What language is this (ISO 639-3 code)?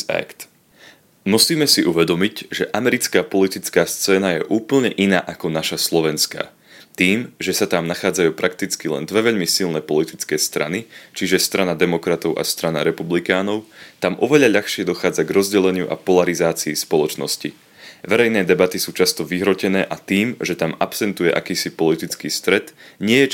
slk